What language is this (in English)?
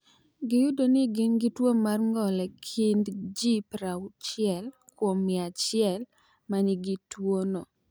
Luo (Kenya and Tanzania)